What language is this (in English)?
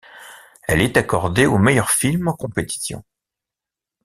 French